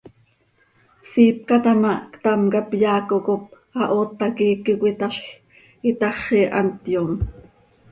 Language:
Seri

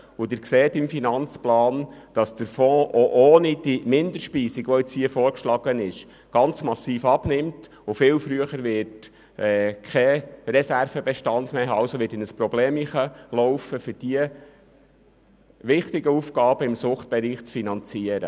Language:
Swiss German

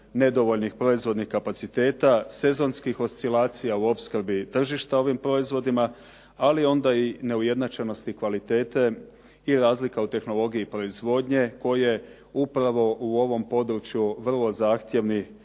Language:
Croatian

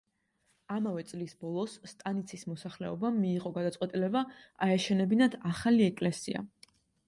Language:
Georgian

